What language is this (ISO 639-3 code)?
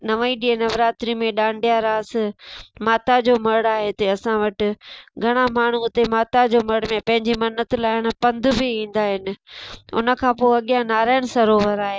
snd